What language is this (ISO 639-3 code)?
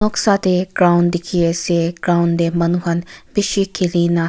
nag